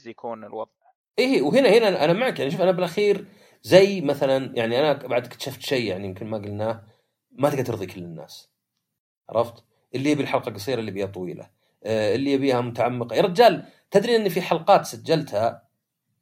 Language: Arabic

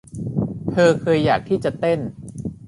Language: Thai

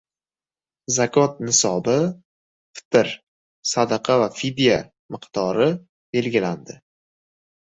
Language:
Uzbek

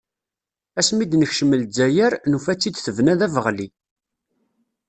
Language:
Kabyle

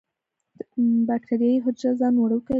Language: Pashto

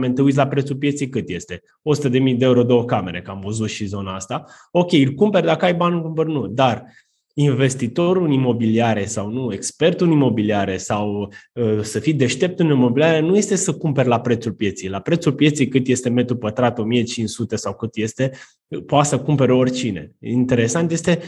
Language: Romanian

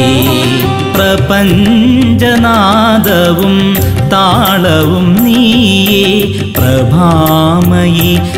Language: Malayalam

